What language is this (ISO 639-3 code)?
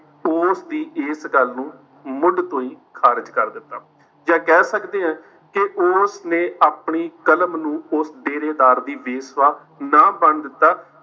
pan